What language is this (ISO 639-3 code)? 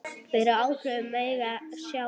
isl